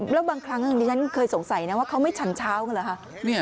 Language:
Thai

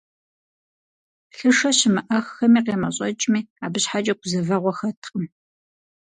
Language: Kabardian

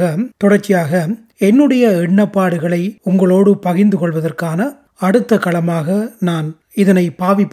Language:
Tamil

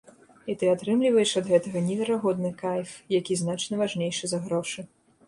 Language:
Belarusian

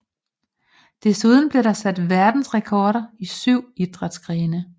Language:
Danish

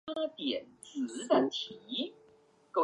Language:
Chinese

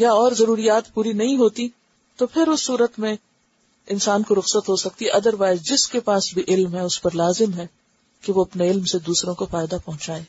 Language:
Urdu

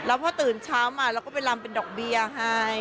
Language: Thai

